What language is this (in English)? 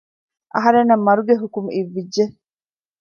Divehi